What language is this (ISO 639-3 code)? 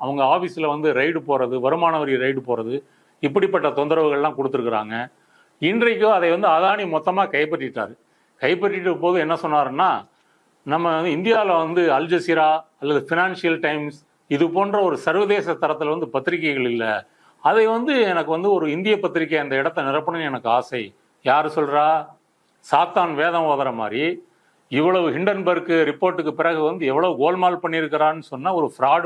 ind